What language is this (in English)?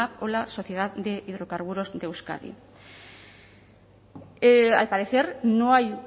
Spanish